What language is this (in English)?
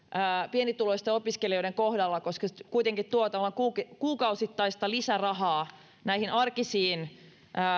Finnish